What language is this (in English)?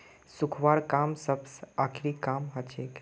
Magahi